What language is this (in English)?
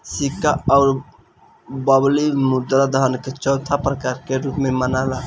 Bhojpuri